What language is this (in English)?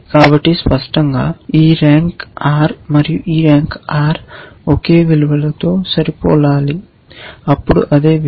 Telugu